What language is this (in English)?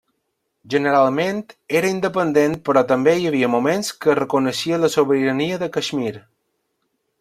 Catalan